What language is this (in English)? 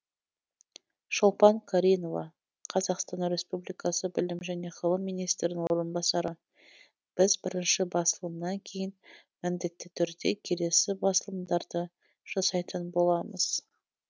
Kazakh